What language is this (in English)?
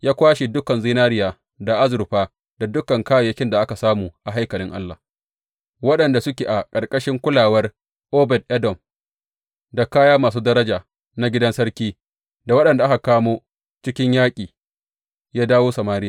Hausa